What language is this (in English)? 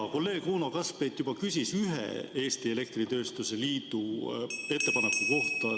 Estonian